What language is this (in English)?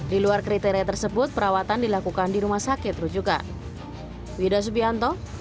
Indonesian